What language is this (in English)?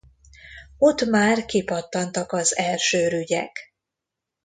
Hungarian